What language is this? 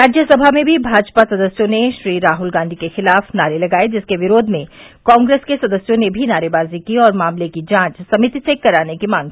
Hindi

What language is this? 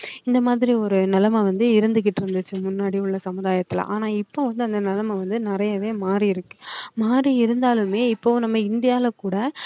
Tamil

